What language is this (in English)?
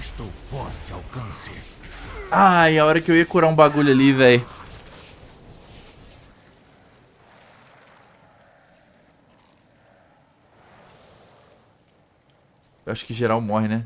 Portuguese